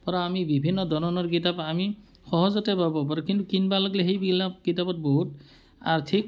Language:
Assamese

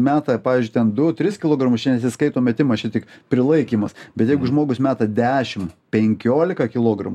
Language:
Lithuanian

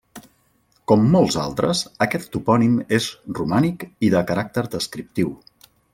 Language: Catalan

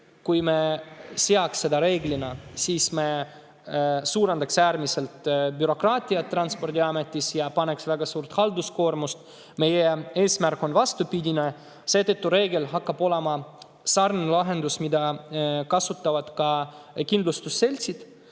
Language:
Estonian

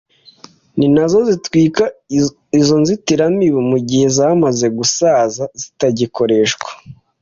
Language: Kinyarwanda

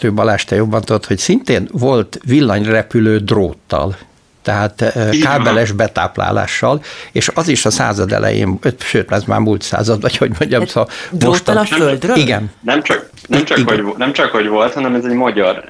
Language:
Hungarian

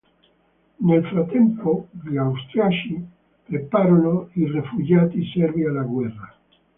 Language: Italian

